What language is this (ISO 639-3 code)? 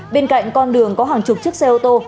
vie